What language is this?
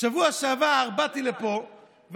Hebrew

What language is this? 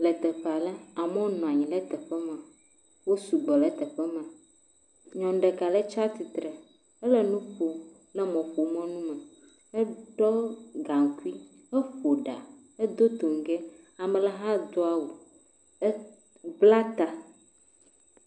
Ewe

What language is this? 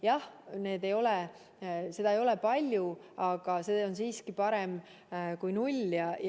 Estonian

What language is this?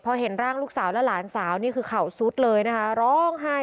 Thai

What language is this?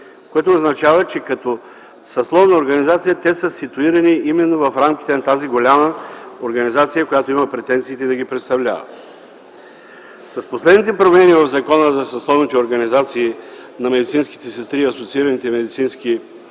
Bulgarian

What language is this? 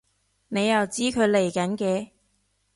Cantonese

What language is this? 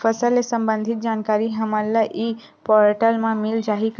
Chhattisgarhi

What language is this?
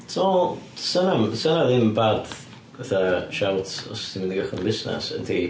Welsh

